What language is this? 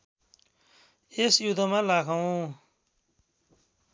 Nepali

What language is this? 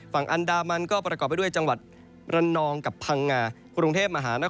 Thai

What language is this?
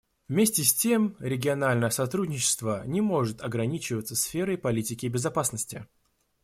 Russian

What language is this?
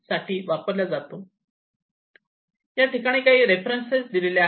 Marathi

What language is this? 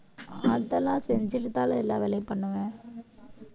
Tamil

